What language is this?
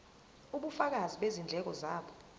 Zulu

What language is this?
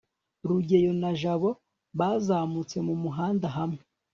Kinyarwanda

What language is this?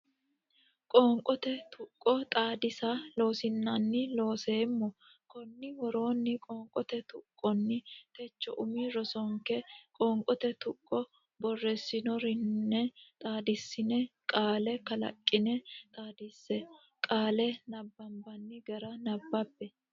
Sidamo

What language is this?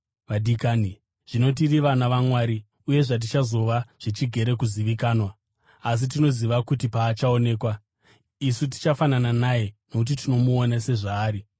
Shona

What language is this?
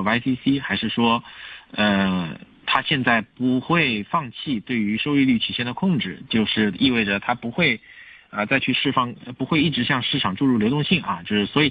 Chinese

